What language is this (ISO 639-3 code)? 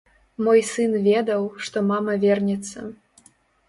bel